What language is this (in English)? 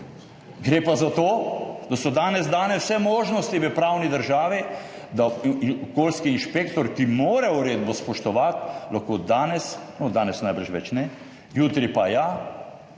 Slovenian